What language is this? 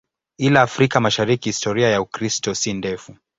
Swahili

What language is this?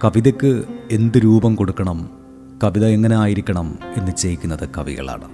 Malayalam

